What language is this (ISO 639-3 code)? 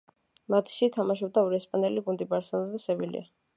kat